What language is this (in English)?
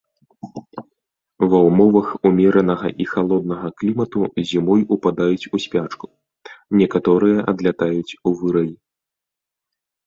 Belarusian